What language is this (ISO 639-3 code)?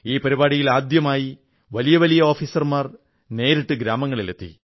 mal